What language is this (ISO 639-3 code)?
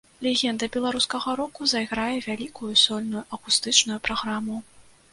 bel